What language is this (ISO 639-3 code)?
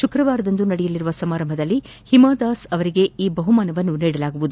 kan